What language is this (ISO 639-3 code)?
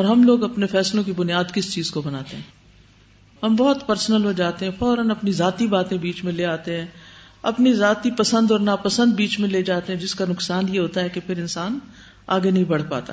urd